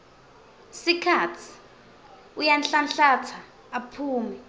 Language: Swati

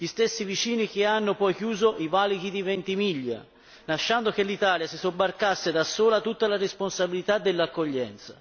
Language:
Italian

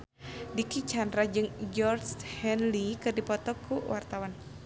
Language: Sundanese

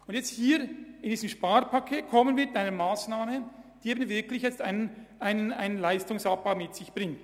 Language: Swiss German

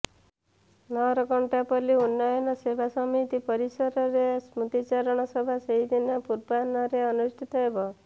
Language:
Odia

